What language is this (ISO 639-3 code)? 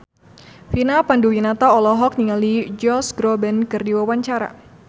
sun